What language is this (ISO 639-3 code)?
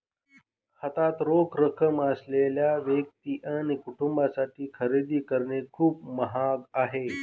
mar